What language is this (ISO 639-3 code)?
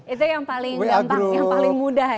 ind